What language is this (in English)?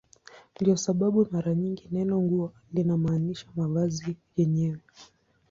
Swahili